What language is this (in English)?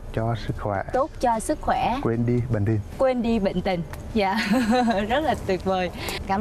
Vietnamese